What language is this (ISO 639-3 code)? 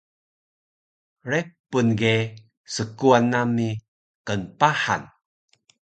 trv